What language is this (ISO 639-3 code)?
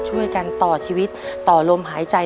tha